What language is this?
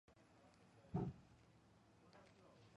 Georgian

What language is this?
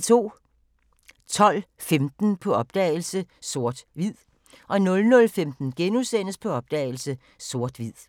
Danish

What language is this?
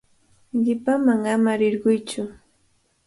Cajatambo North Lima Quechua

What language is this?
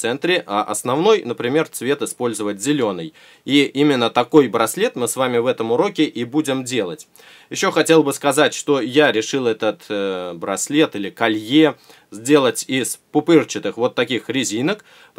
Russian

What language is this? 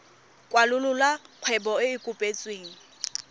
Tswana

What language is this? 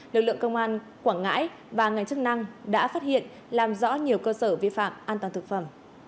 Vietnamese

